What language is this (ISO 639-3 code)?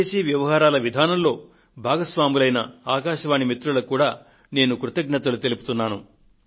tel